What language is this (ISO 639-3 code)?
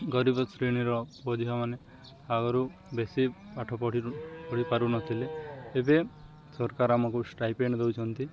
ori